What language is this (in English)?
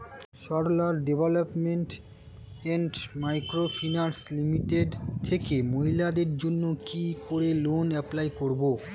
Bangla